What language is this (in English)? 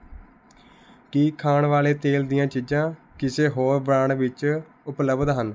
Punjabi